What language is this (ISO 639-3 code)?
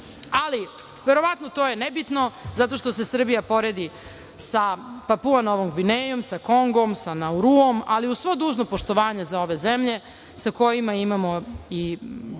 srp